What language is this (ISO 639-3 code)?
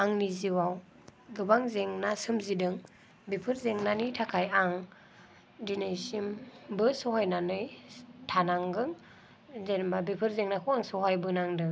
brx